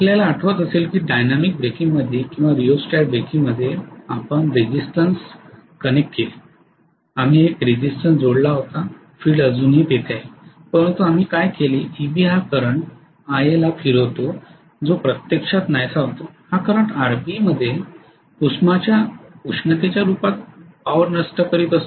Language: Marathi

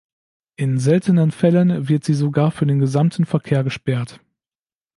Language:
German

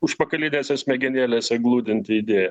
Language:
Lithuanian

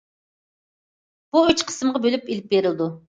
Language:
Uyghur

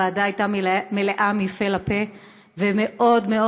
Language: Hebrew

